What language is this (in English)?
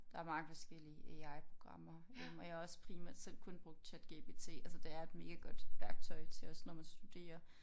Danish